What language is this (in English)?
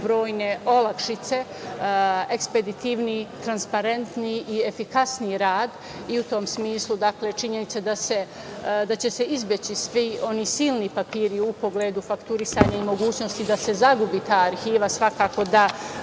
Serbian